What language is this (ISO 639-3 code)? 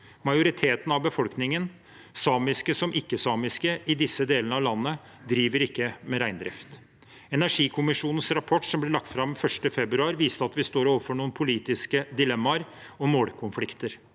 nor